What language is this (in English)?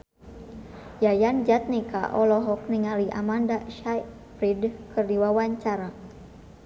Sundanese